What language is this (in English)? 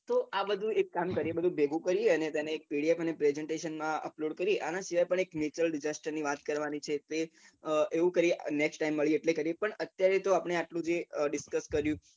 Gujarati